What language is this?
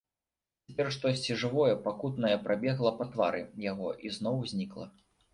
Belarusian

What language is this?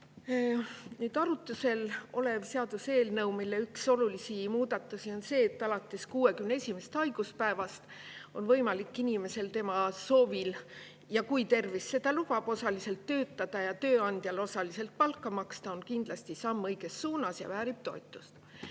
Estonian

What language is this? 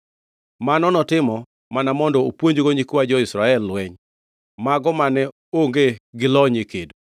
Luo (Kenya and Tanzania)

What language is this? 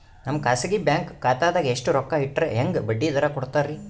Kannada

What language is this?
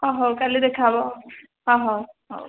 Odia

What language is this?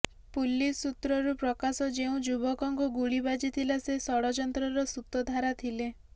Odia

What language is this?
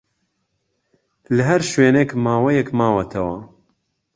Central Kurdish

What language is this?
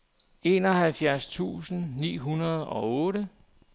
Danish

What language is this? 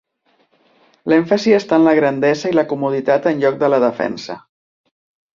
Catalan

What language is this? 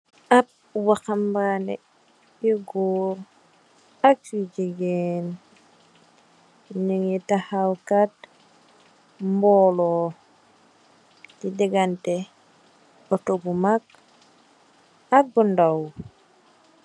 Wolof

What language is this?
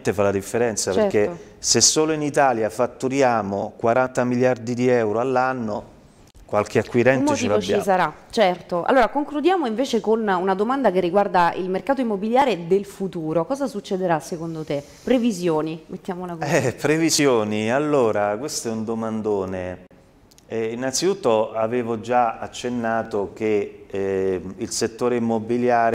Italian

